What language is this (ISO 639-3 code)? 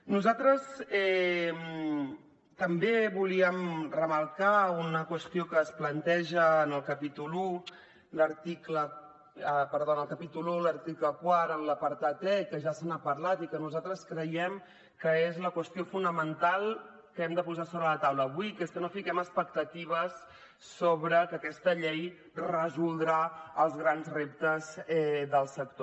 cat